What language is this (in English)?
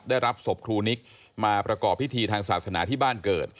Thai